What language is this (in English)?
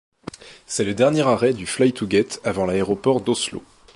French